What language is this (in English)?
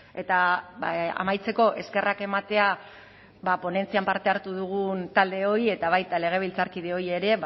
Basque